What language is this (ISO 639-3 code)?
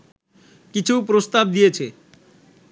ben